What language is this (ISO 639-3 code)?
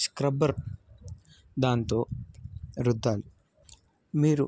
tel